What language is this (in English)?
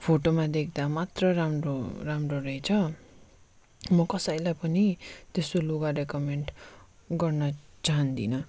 Nepali